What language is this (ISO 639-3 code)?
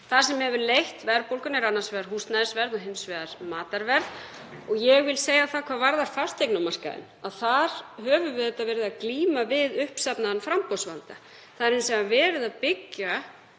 isl